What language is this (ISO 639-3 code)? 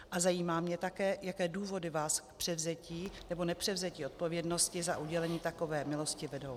ces